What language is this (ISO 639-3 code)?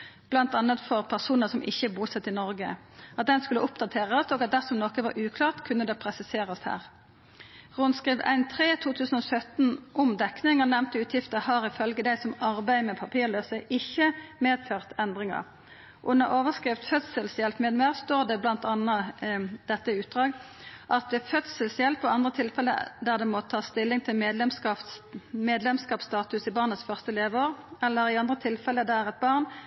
nno